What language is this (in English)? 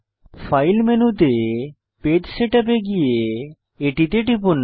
Bangla